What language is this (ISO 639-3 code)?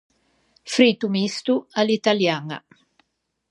lij